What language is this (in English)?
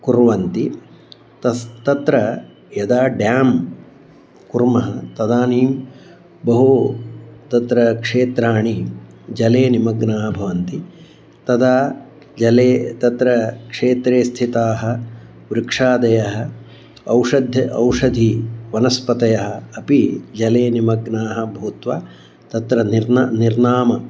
Sanskrit